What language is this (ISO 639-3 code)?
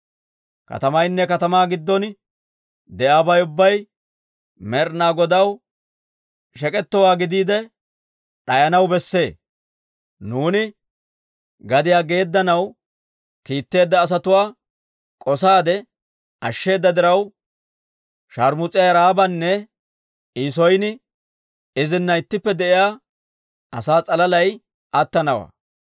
dwr